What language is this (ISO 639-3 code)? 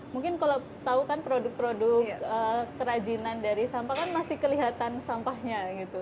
ind